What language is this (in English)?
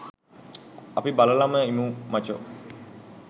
Sinhala